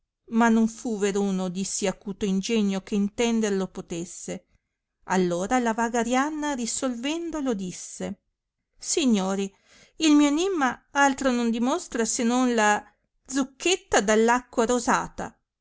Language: Italian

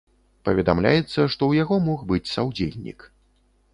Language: Belarusian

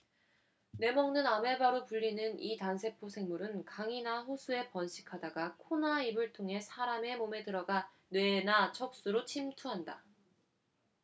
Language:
Korean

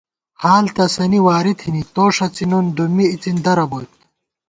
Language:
Gawar-Bati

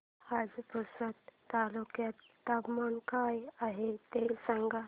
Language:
Marathi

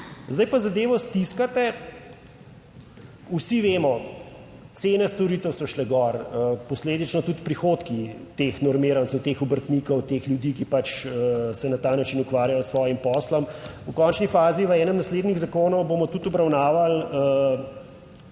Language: Slovenian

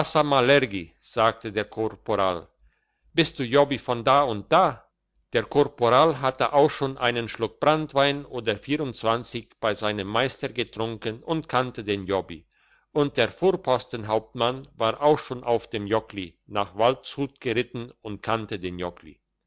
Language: German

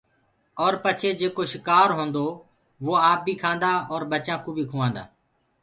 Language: Gurgula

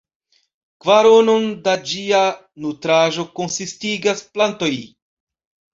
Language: Esperanto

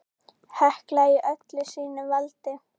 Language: Icelandic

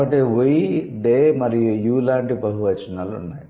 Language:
Telugu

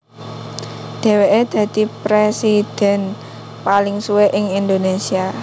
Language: Javanese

